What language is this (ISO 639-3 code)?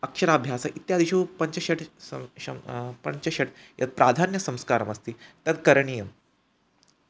san